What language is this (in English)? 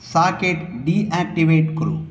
Sanskrit